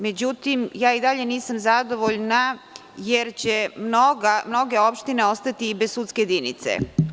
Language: Serbian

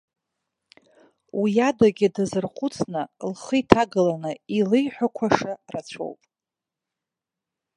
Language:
Abkhazian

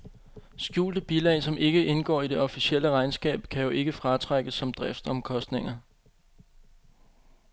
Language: Danish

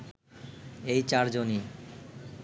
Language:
Bangla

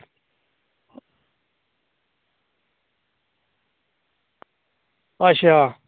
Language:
Dogri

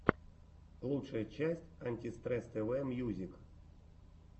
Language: Russian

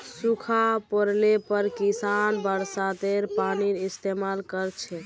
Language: Magahi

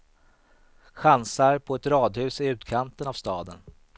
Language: Swedish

